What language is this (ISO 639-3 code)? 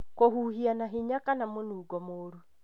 kik